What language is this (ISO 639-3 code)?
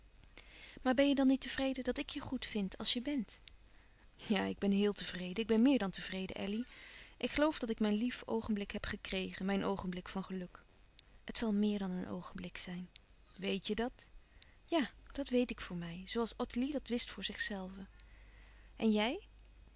nld